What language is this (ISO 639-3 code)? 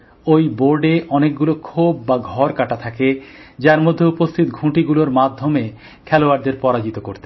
ben